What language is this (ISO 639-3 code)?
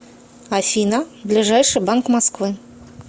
rus